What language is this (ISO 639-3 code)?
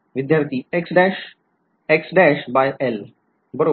mar